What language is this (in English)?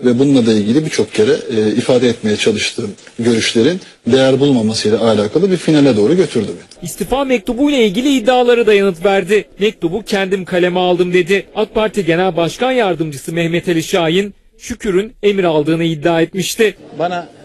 Turkish